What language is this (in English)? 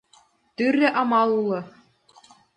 Mari